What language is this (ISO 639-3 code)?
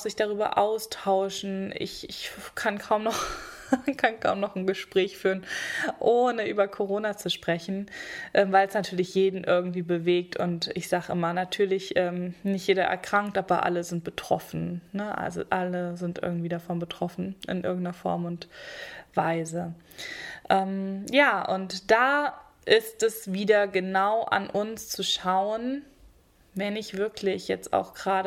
deu